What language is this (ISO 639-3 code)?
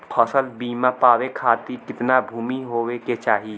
bho